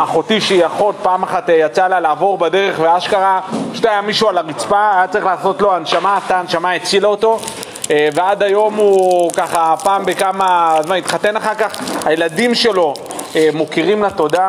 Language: Hebrew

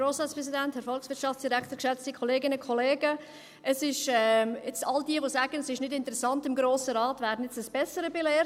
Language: Swiss German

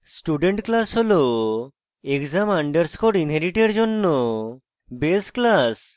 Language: Bangla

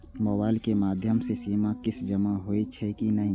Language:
Maithili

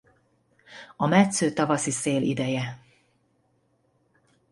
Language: Hungarian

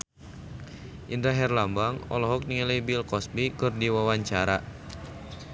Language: Sundanese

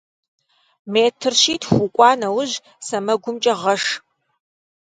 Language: Kabardian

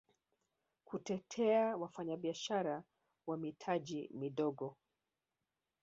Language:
Swahili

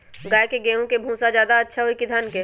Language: Magahi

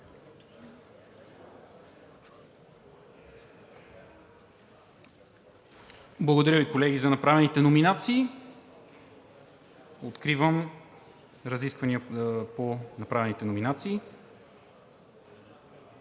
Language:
Bulgarian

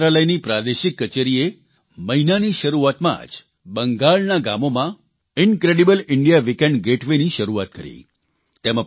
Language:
Gujarati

